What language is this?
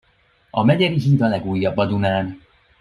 Hungarian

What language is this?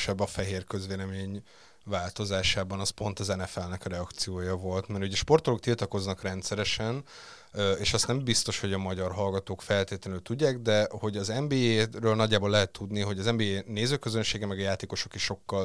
Hungarian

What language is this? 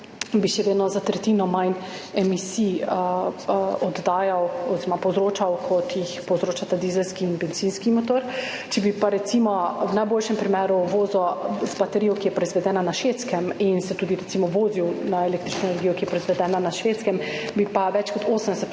Slovenian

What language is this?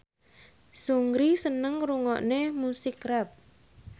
Javanese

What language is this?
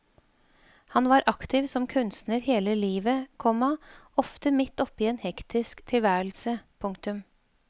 Norwegian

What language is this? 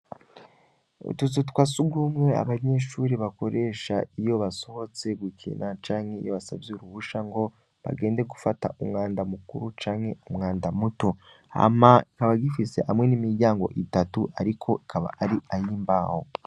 Rundi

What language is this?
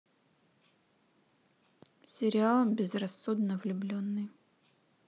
Russian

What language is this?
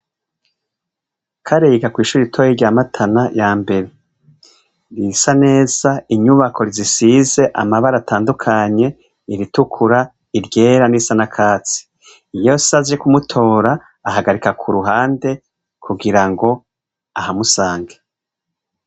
Rundi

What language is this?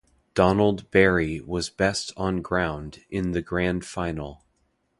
English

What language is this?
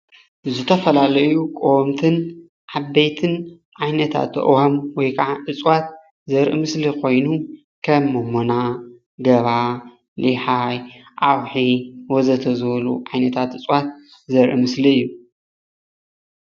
Tigrinya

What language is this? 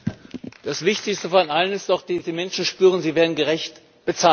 German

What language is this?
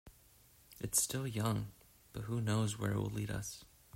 English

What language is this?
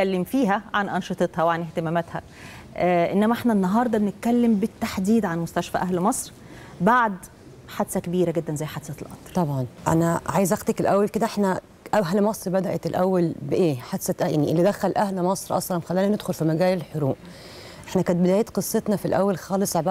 Arabic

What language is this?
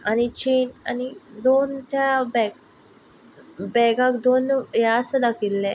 Konkani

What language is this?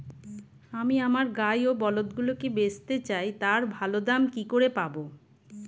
Bangla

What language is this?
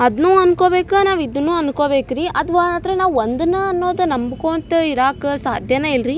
Kannada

